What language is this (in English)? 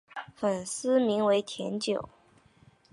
Chinese